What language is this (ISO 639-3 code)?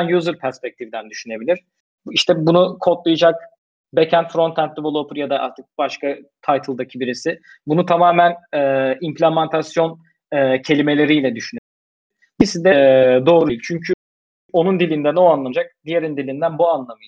tur